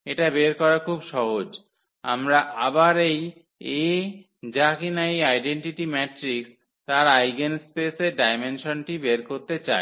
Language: Bangla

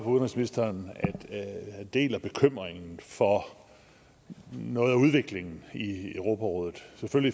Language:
Danish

